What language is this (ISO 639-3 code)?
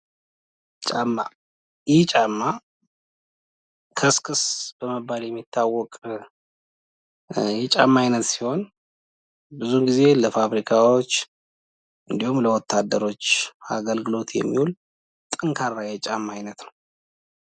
amh